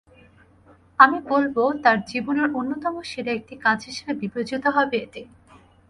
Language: Bangla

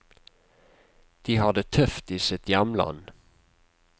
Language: Norwegian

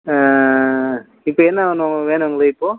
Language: Tamil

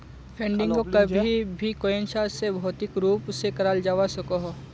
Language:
Magahi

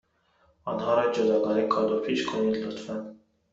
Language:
Persian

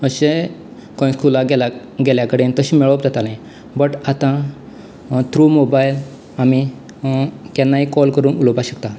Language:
Konkani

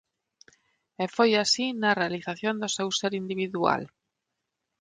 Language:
Galician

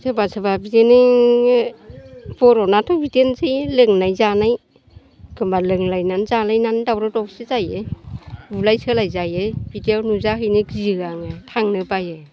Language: Bodo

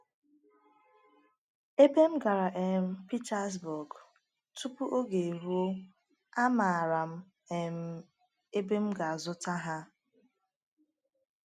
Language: Igbo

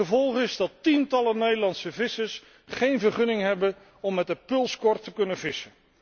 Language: Dutch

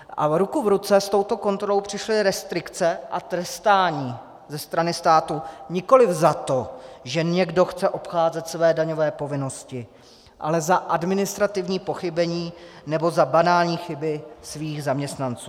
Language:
Czech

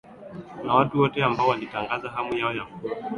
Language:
Swahili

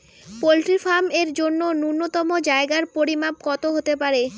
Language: Bangla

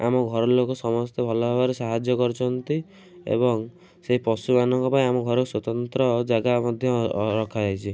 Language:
Odia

